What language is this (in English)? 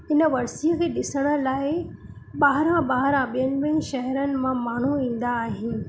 Sindhi